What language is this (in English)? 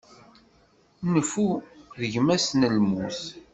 Kabyle